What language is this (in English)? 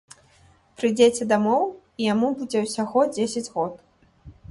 Belarusian